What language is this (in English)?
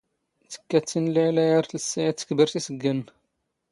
Standard Moroccan Tamazight